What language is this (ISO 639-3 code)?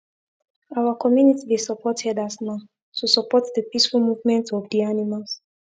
pcm